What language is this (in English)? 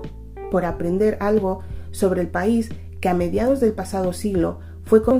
Spanish